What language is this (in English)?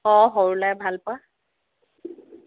Assamese